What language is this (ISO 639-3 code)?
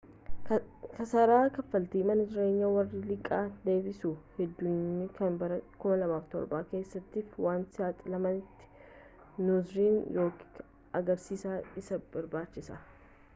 orm